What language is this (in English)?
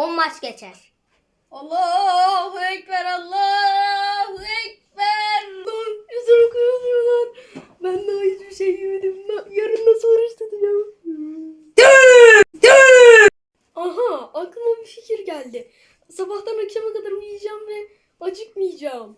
Turkish